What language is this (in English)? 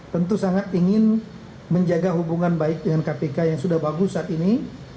Indonesian